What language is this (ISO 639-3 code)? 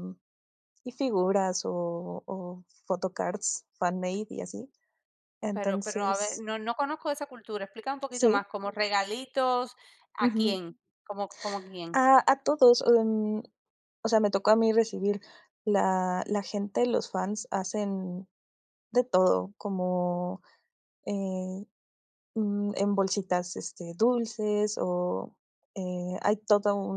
spa